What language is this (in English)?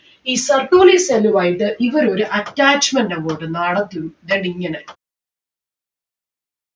Malayalam